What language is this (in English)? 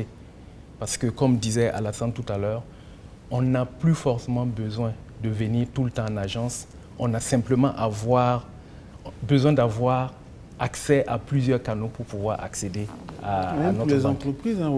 French